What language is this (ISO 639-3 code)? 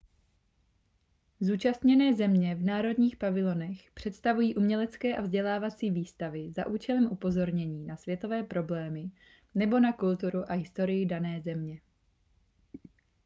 ces